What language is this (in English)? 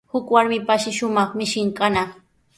Sihuas Ancash Quechua